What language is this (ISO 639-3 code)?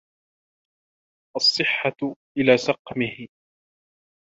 ara